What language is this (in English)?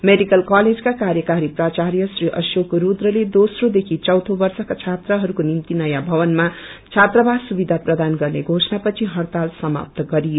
Nepali